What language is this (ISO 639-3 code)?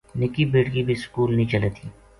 gju